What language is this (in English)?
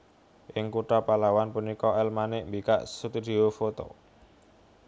Javanese